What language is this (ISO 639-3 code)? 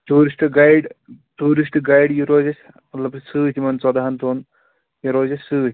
kas